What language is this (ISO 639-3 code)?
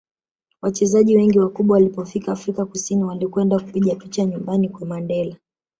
swa